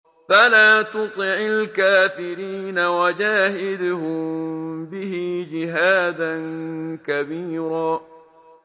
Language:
Arabic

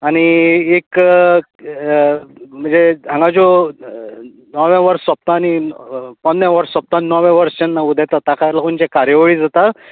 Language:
Konkani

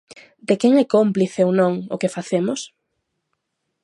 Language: Galician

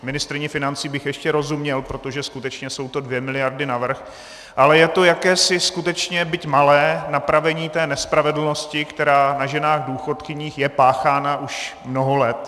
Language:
Czech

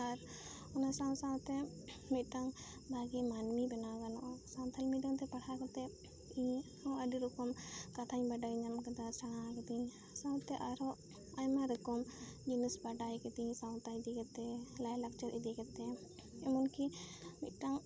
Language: Santali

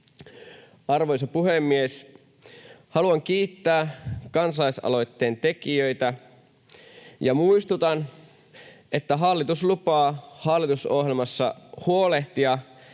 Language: Finnish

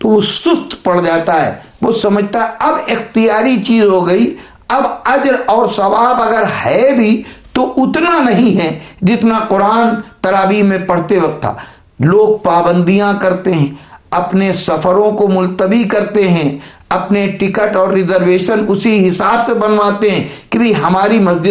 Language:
Urdu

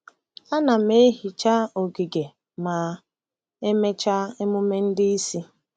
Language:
Igbo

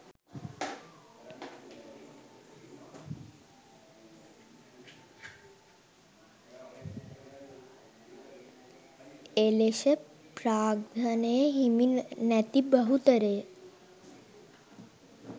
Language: Sinhala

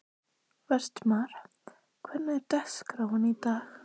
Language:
Icelandic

